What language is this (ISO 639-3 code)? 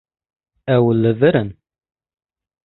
kur